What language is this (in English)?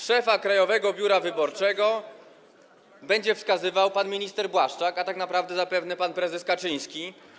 Polish